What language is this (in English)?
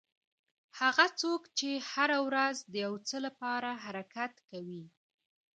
Pashto